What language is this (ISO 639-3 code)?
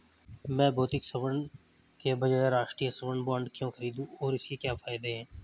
hin